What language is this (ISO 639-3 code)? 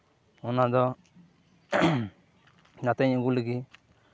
sat